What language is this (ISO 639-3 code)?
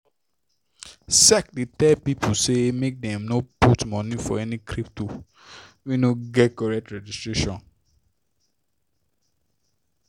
pcm